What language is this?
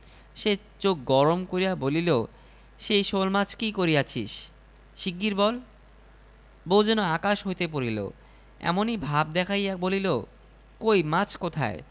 Bangla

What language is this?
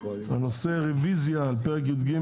Hebrew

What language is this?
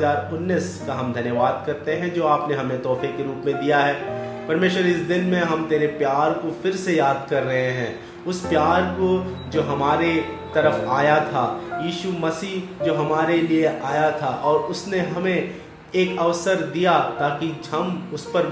Hindi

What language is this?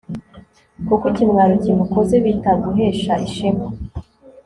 Kinyarwanda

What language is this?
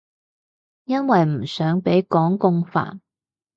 Cantonese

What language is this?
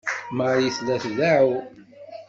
Kabyle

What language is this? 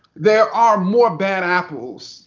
English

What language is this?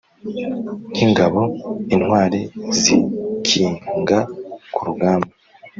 Kinyarwanda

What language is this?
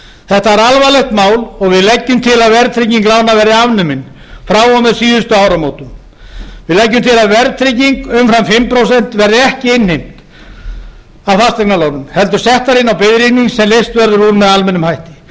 Icelandic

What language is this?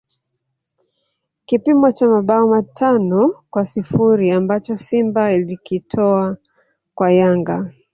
Swahili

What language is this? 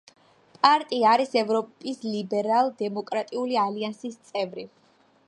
Georgian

